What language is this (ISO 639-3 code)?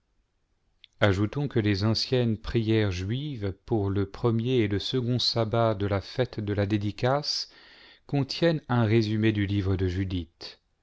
fra